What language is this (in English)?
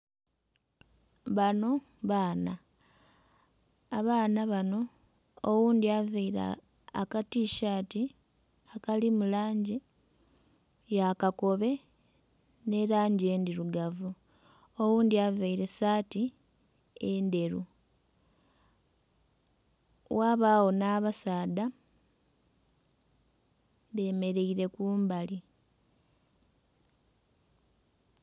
Soga